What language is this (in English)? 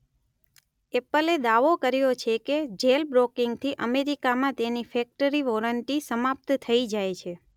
Gujarati